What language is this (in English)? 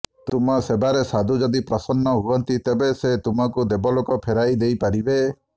Odia